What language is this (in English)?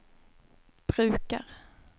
Swedish